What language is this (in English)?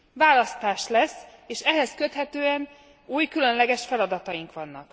Hungarian